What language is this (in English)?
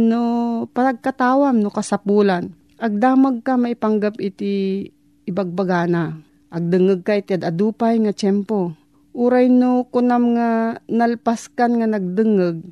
Filipino